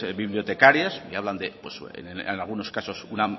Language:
Spanish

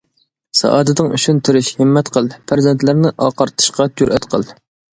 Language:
Uyghur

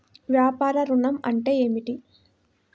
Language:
Telugu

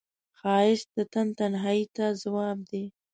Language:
Pashto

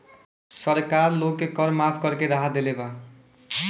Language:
Bhojpuri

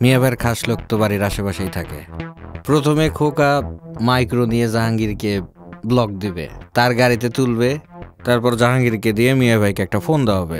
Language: Bangla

